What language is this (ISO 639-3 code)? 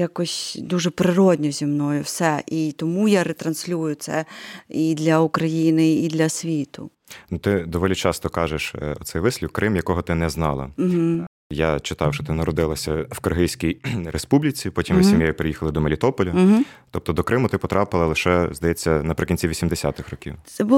ukr